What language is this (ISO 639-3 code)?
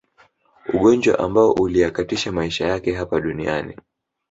swa